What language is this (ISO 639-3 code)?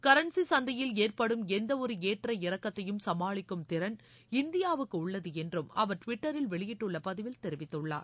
tam